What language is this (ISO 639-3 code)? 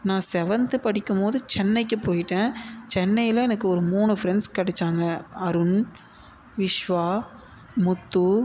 tam